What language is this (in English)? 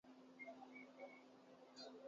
Urdu